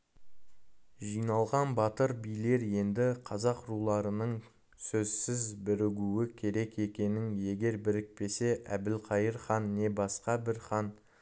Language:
Kazakh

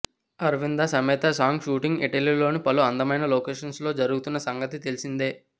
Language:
Telugu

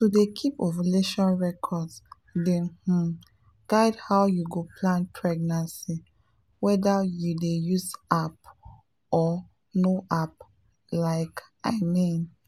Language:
Nigerian Pidgin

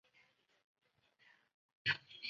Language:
Chinese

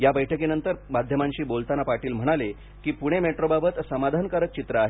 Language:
Marathi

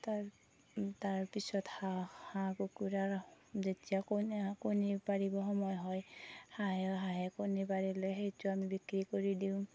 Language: Assamese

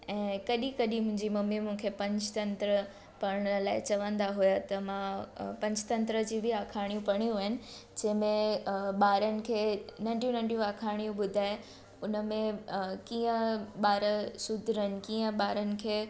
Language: Sindhi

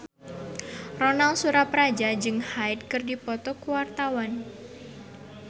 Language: Sundanese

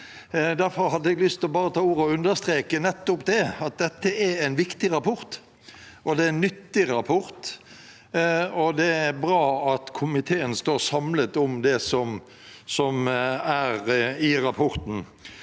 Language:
Norwegian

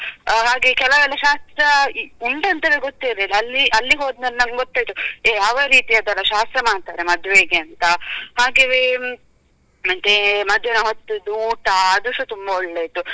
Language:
Kannada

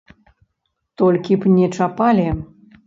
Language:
Belarusian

